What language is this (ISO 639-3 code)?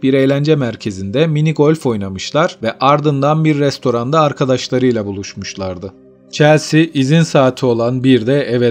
tur